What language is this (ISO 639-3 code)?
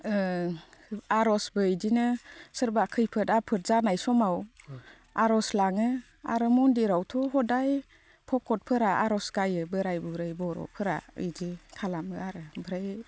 brx